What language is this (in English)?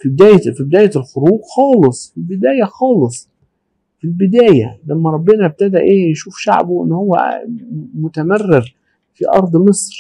Arabic